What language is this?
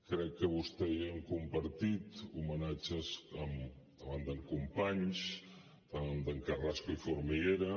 Catalan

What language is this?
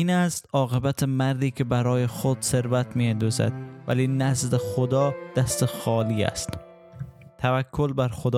Persian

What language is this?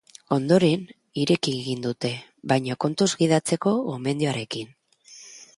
Basque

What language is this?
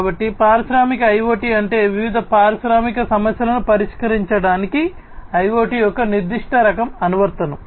Telugu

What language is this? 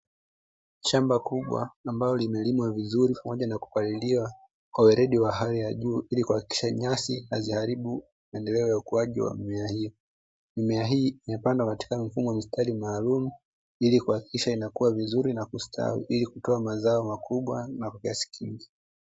Swahili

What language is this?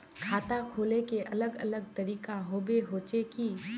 Magahi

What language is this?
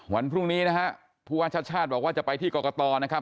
Thai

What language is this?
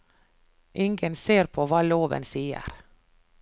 Norwegian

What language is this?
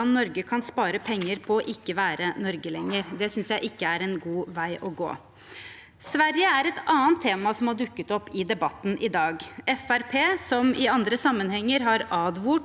Norwegian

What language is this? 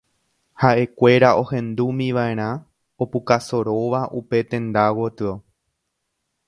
Guarani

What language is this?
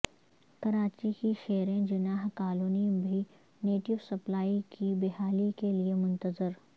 Urdu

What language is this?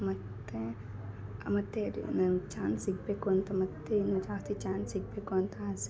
Kannada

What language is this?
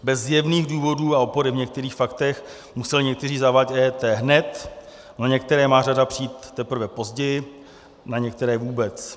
Czech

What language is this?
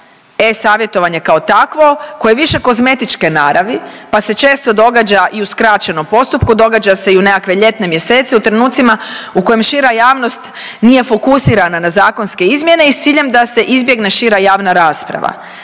Croatian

